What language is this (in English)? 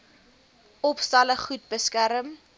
Afrikaans